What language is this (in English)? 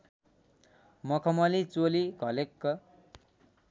Nepali